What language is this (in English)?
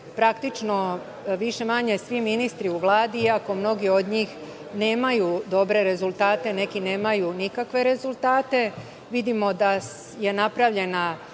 Serbian